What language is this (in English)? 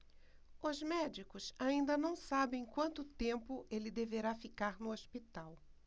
Portuguese